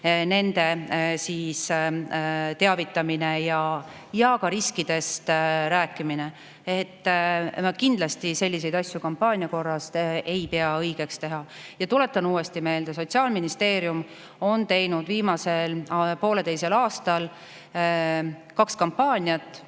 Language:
Estonian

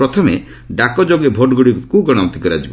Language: Odia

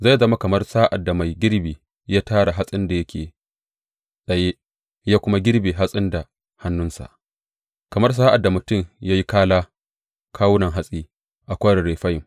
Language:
Hausa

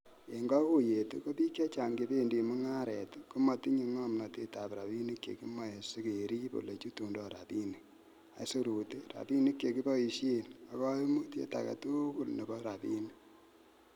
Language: Kalenjin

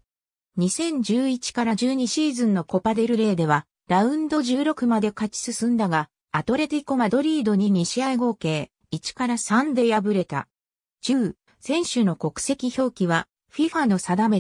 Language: Japanese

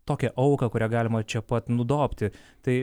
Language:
Lithuanian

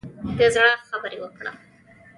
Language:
Pashto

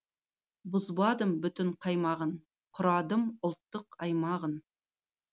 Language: Kazakh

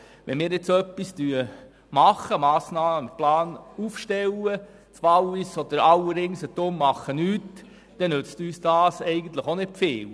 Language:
Swiss German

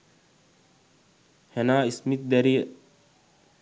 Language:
Sinhala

